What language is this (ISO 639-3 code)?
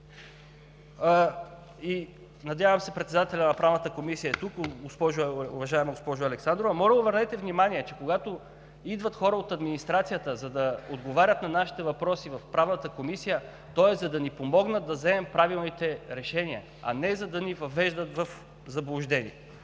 bul